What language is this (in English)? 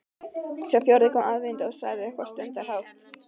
Icelandic